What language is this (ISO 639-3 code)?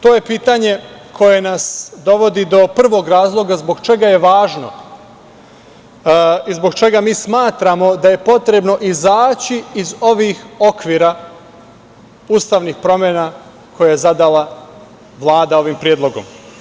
srp